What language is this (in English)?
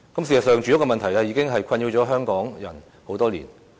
Cantonese